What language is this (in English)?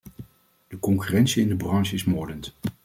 Dutch